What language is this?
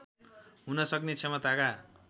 Nepali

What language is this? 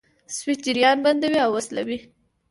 Pashto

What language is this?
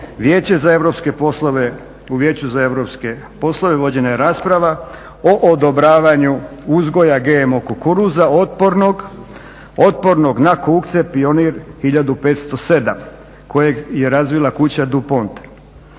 Croatian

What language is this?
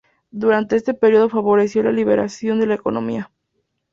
Spanish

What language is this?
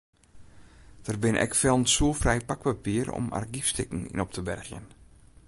Western Frisian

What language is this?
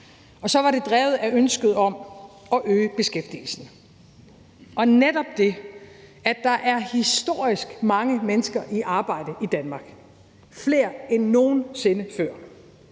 Danish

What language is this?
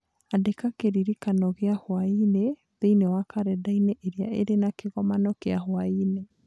Kikuyu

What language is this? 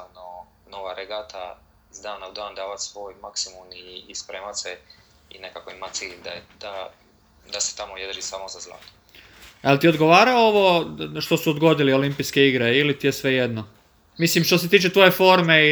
Croatian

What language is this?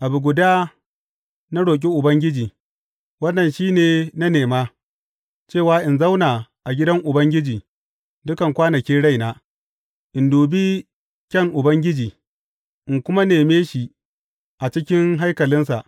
Hausa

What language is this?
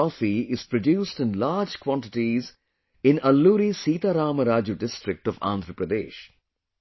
English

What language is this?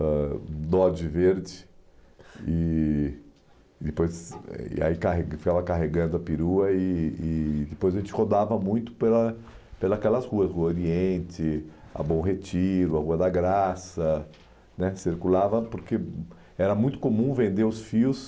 Portuguese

